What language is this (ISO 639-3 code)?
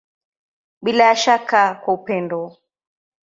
swa